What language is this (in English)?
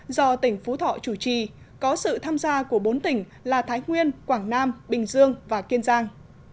Vietnamese